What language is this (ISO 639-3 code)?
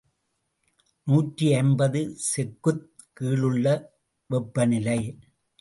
tam